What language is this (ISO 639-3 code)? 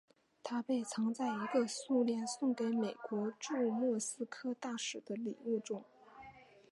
zho